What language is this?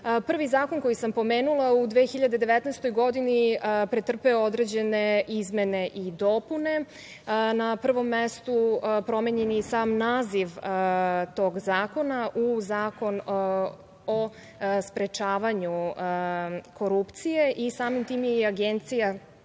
Serbian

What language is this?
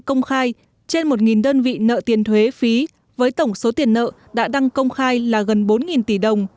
Vietnamese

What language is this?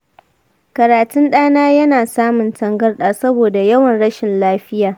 Hausa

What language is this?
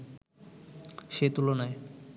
Bangla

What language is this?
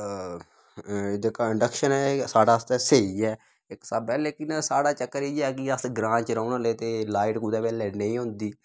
Dogri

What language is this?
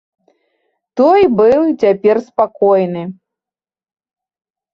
Belarusian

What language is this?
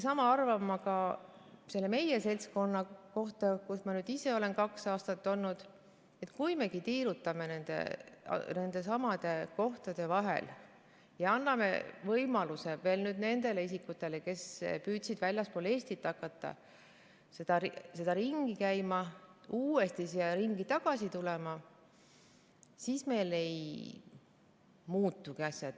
Estonian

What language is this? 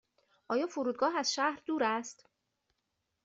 Persian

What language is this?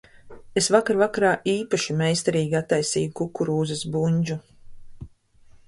Latvian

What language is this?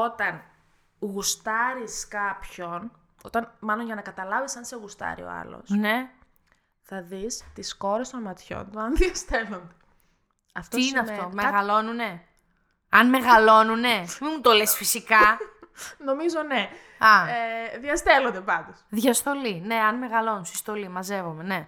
Greek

